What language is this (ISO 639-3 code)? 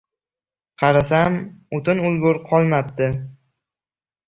uzb